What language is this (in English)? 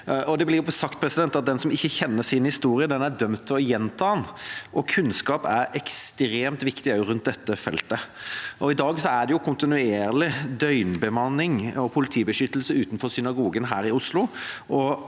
Norwegian